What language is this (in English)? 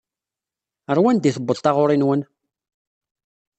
Kabyle